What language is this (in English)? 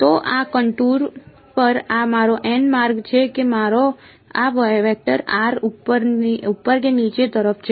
Gujarati